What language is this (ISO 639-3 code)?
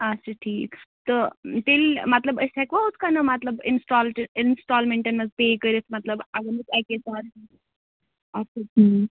kas